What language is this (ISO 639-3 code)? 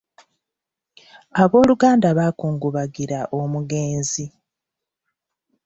lug